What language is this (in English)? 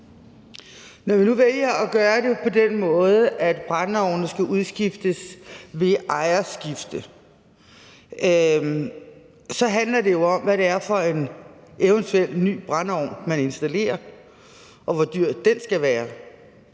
Danish